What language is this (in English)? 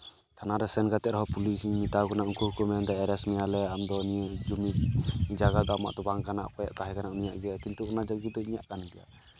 Santali